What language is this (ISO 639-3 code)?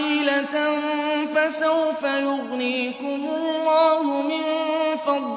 ara